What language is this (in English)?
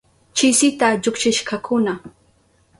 Southern Pastaza Quechua